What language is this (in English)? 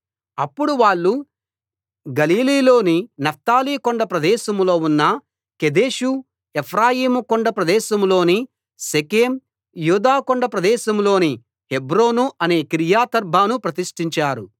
Telugu